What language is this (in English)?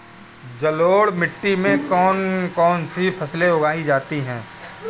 Hindi